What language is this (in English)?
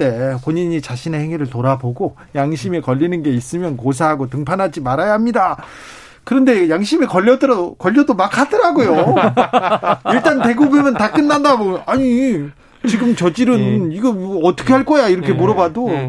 Korean